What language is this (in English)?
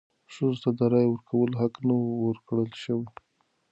Pashto